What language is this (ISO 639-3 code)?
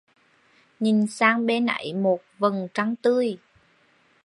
vie